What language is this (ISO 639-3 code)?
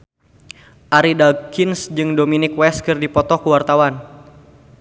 sun